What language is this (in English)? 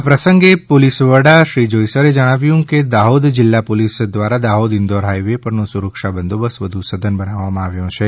Gujarati